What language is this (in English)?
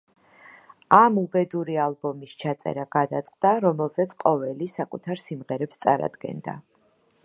Georgian